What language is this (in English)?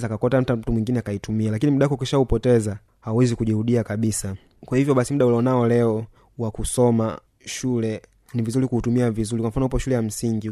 Swahili